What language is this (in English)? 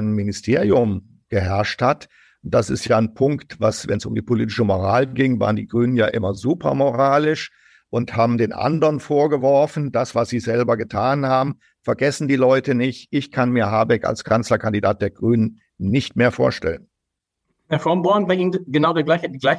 German